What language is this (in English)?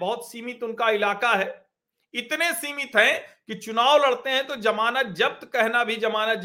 Hindi